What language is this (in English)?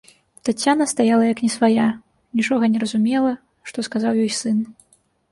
Belarusian